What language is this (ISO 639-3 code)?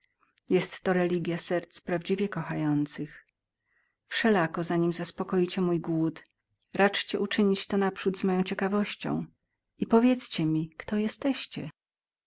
pol